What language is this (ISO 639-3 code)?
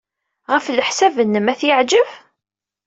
kab